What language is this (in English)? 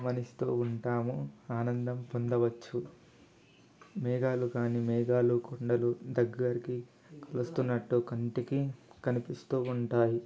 Telugu